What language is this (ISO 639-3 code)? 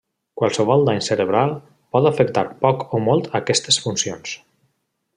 cat